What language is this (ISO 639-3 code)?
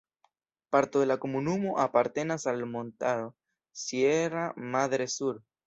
epo